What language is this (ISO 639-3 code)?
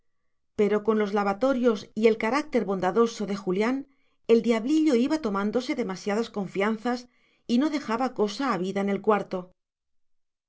spa